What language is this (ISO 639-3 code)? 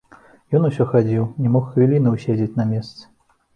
bel